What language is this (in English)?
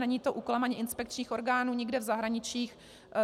Czech